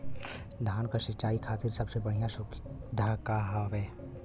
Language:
Bhojpuri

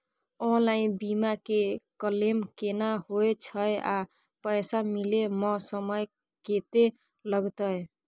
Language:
Maithili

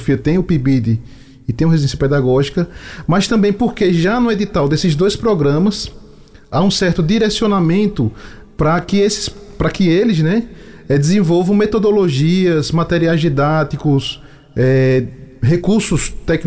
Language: Portuguese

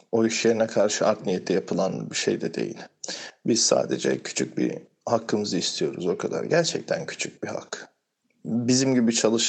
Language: Turkish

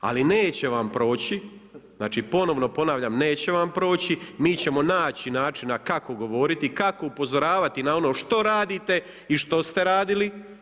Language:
Croatian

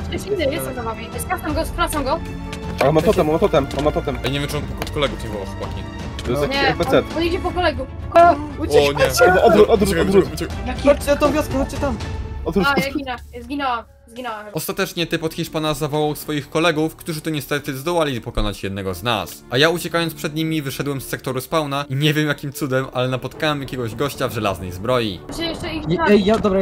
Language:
Polish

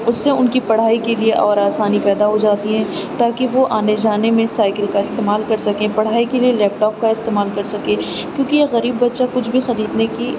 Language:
Urdu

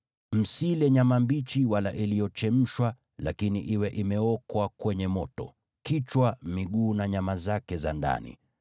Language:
Swahili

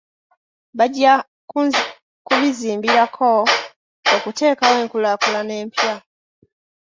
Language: Ganda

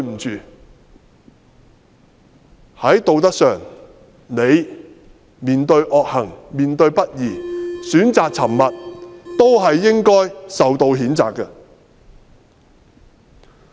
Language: Cantonese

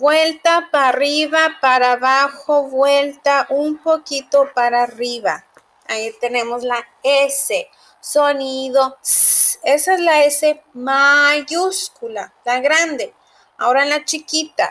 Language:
Spanish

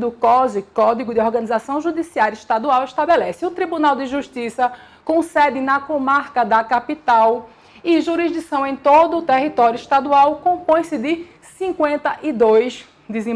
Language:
Portuguese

